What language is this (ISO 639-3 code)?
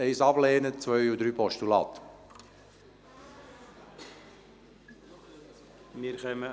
gsw